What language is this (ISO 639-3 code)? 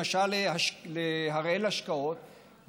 heb